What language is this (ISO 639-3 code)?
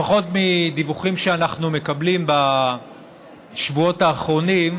heb